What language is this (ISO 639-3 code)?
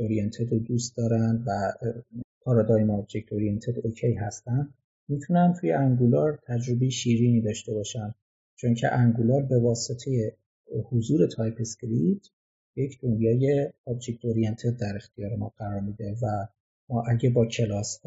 fas